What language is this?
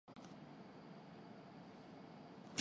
Urdu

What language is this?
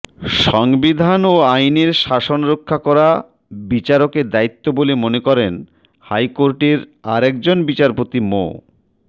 Bangla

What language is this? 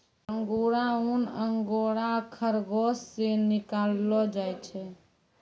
Maithili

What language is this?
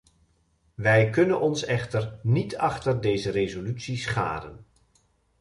Dutch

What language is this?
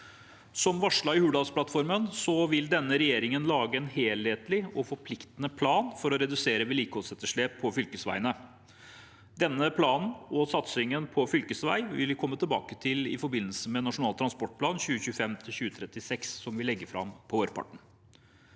Norwegian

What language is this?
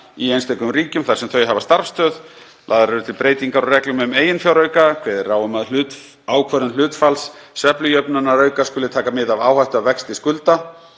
Icelandic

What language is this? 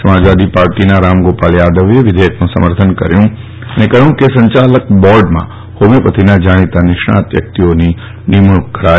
Gujarati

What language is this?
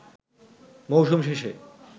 Bangla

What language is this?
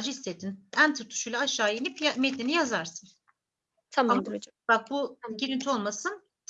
Turkish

